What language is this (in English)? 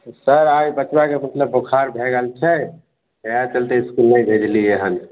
Maithili